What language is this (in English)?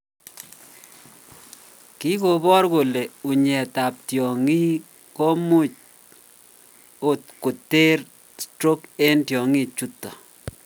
Kalenjin